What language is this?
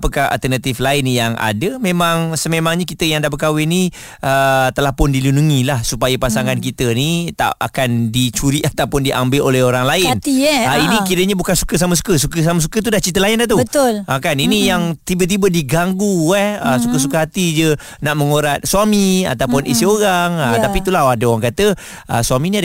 Malay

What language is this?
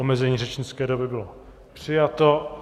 Czech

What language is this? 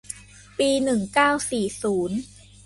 Thai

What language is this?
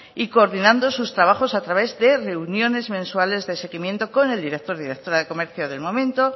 Spanish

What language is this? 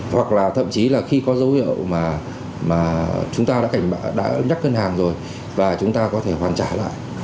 Vietnamese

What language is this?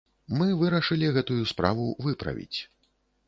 Belarusian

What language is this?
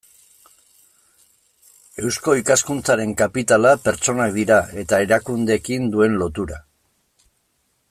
Basque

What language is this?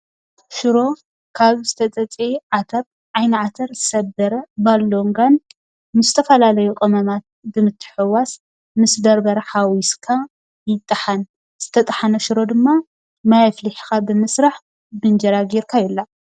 Tigrinya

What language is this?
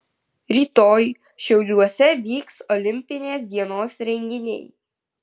Lithuanian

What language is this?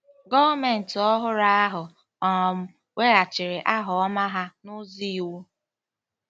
Igbo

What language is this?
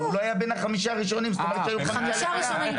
Hebrew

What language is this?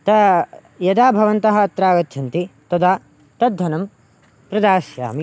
Sanskrit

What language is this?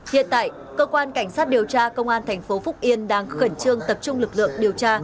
Vietnamese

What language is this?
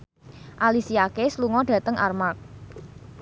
Javanese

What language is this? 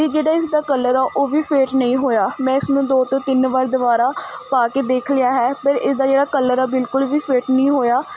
Punjabi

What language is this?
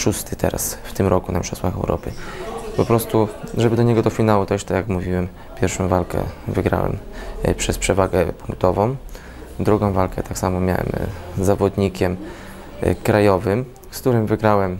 Polish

